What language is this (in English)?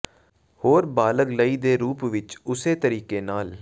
Punjabi